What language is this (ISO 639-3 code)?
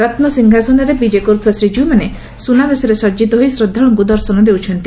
ori